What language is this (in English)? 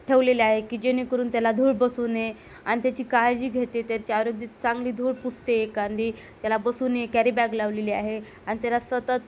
Marathi